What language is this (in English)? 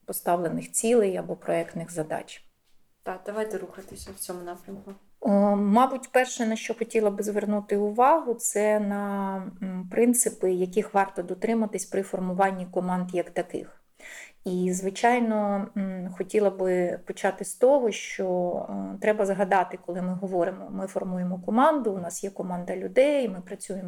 Ukrainian